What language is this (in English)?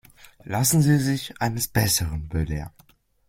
German